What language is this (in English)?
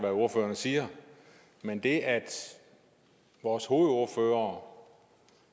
Danish